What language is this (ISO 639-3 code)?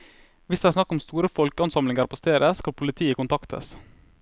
nor